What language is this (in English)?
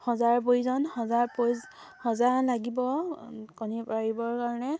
Assamese